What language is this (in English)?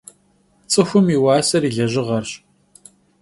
Kabardian